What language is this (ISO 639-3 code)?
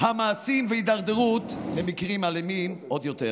heb